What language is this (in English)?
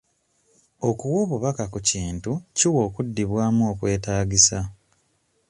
Ganda